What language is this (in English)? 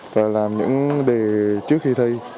Vietnamese